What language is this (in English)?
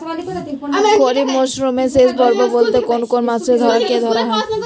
Bangla